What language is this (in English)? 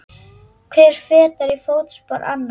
Icelandic